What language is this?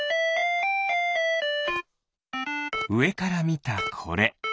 Japanese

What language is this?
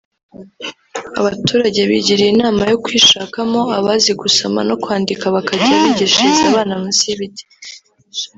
Kinyarwanda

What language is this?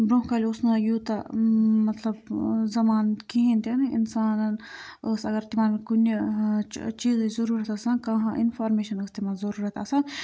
Kashmiri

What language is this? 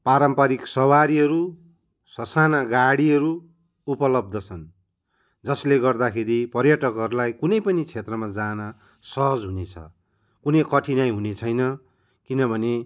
Nepali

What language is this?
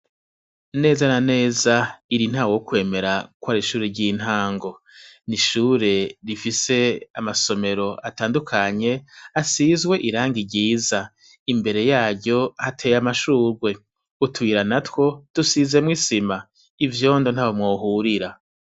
Rundi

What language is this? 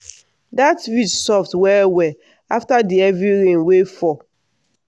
Nigerian Pidgin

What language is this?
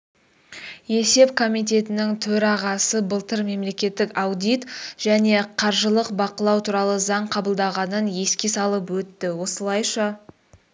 Kazakh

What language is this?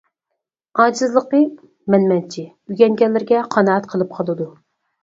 Uyghur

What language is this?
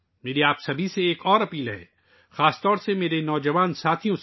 Urdu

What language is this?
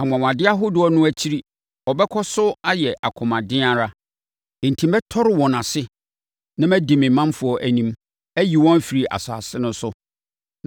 Akan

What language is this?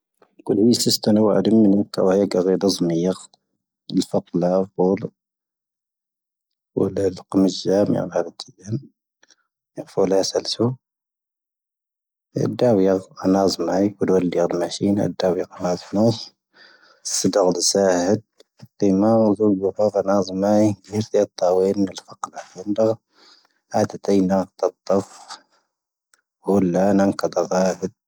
Tahaggart Tamahaq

